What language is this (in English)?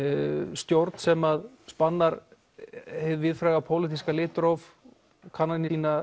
Icelandic